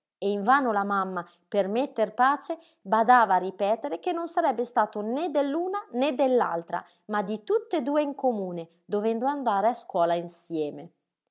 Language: Italian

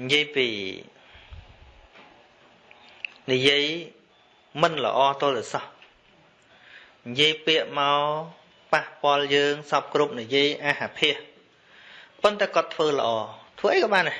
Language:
Vietnamese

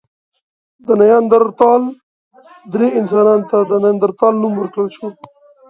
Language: Pashto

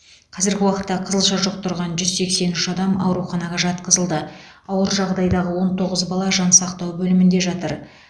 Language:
Kazakh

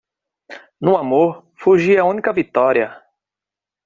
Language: Portuguese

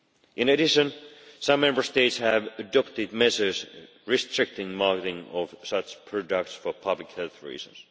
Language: English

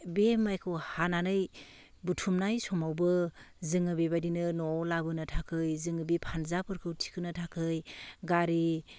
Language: Bodo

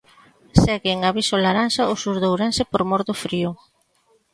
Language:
Galician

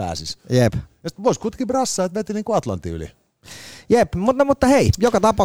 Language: Finnish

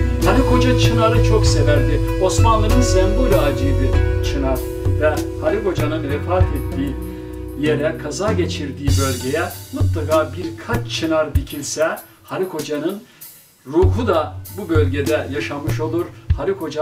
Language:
Turkish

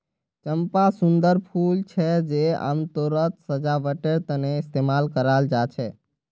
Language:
Magahi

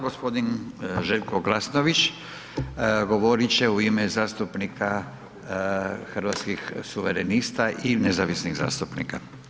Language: Croatian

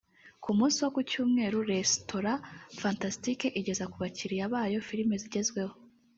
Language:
Kinyarwanda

